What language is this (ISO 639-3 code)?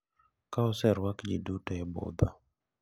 luo